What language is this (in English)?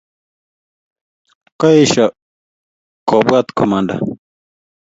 Kalenjin